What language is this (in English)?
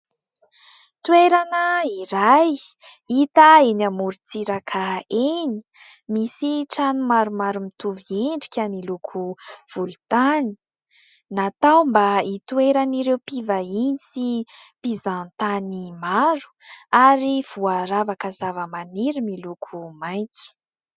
Malagasy